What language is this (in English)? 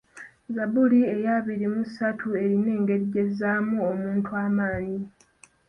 Ganda